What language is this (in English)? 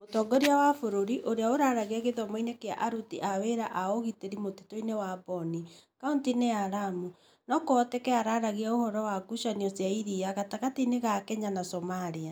Kikuyu